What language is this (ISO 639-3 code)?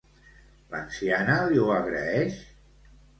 cat